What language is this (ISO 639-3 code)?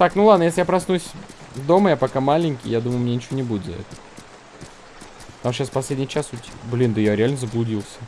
rus